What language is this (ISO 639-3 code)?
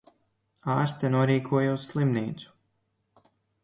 lav